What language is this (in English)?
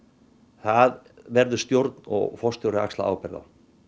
Icelandic